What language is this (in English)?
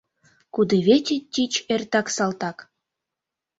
Mari